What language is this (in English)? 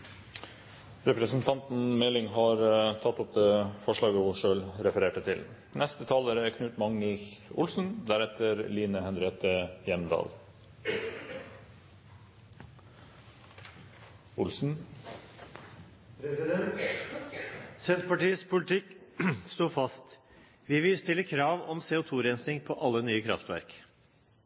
Norwegian